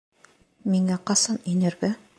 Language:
Bashkir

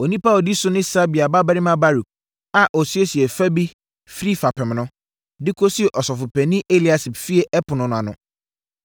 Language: Akan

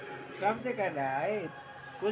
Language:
Magahi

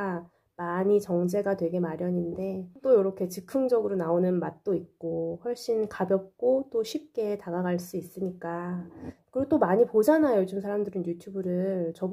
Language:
Korean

